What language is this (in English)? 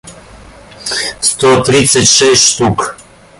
Russian